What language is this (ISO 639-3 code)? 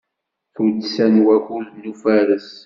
kab